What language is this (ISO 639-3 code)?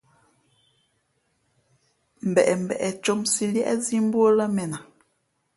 fmp